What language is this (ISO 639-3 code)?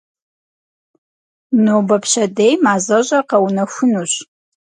kbd